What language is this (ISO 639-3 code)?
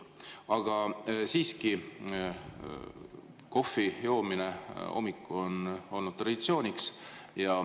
est